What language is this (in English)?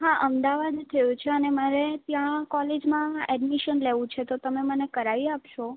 Gujarati